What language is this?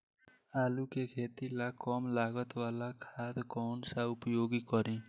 Bhojpuri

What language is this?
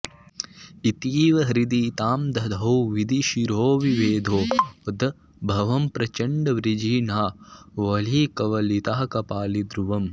Sanskrit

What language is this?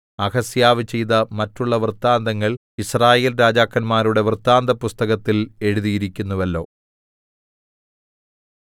Malayalam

